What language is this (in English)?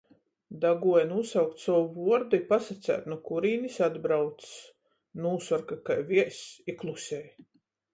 Latgalian